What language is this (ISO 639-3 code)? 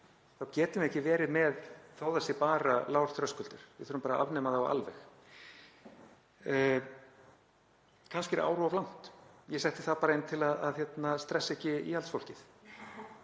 isl